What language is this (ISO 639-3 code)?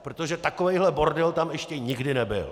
ces